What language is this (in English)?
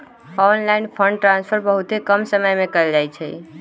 Magahi